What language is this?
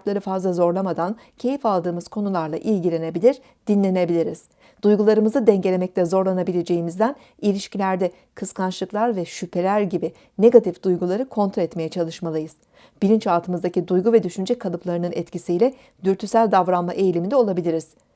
Turkish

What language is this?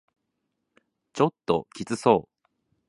Japanese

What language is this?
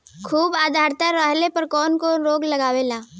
Bhojpuri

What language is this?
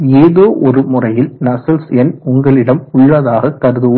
Tamil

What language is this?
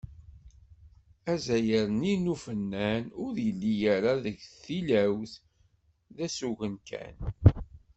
Kabyle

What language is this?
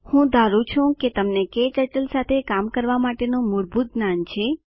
Gujarati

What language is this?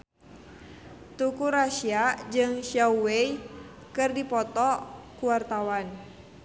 Sundanese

